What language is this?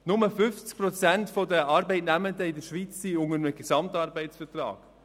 Swiss German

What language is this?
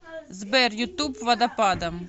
Russian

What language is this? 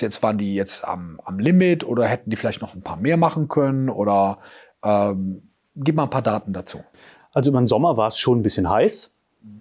German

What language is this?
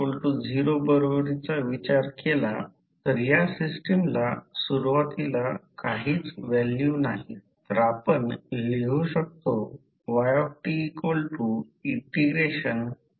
Marathi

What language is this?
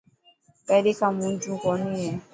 Dhatki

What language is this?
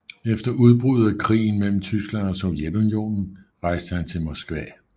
Danish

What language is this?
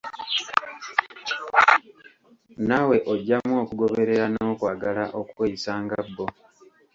Ganda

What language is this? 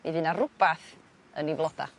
Welsh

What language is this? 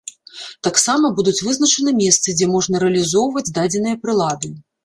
Belarusian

